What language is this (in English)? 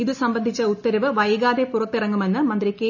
Malayalam